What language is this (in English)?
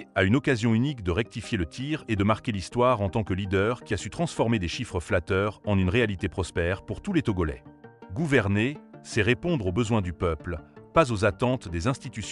French